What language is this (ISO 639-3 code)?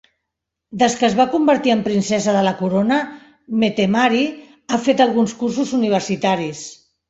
cat